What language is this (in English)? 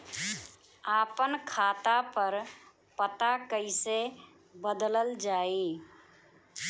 Bhojpuri